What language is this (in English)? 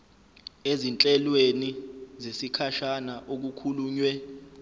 Zulu